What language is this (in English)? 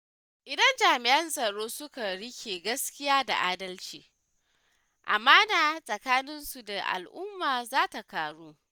Hausa